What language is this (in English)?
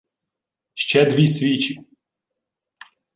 Ukrainian